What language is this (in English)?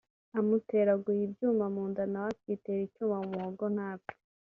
Kinyarwanda